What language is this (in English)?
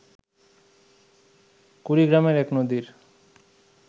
Bangla